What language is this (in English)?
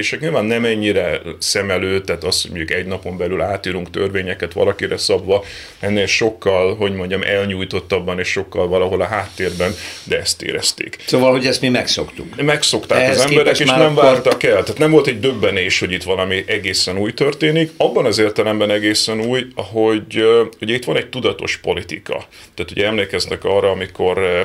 Hungarian